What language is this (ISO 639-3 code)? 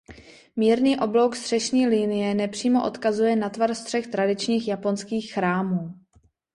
ces